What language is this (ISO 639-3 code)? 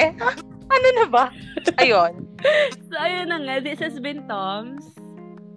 fil